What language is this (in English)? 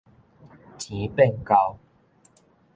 Min Nan Chinese